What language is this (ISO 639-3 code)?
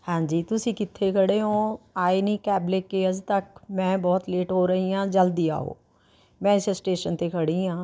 pan